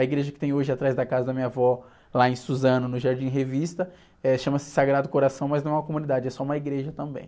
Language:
Portuguese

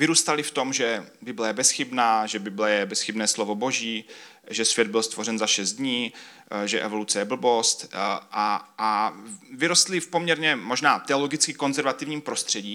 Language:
Czech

